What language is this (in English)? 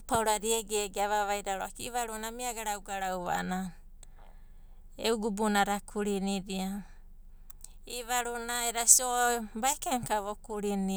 Abadi